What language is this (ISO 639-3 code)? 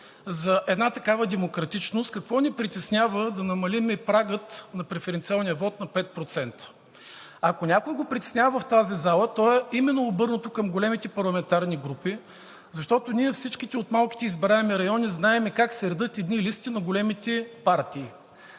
bul